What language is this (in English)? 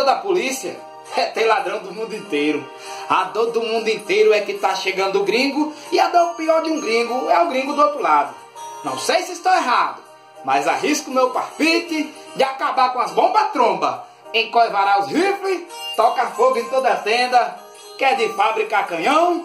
Portuguese